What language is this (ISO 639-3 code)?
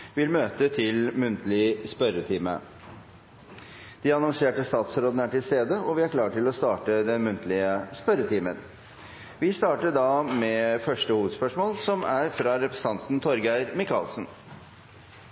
nob